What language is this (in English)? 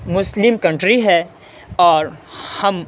Urdu